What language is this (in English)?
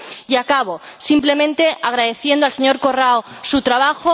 Spanish